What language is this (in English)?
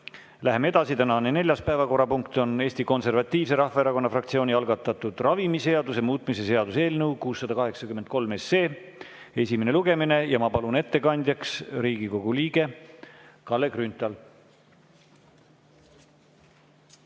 Estonian